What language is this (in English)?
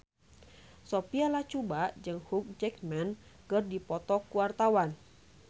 Sundanese